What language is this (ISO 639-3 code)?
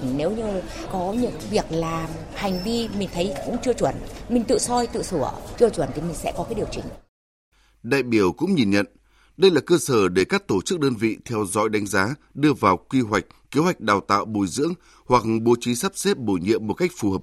vie